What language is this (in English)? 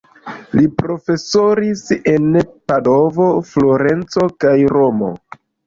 Esperanto